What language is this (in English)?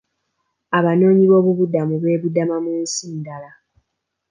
Ganda